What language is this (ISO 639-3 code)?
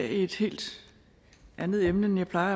dan